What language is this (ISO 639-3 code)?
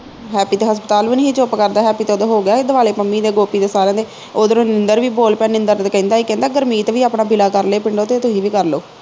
pan